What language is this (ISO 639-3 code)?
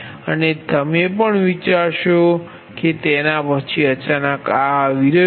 guj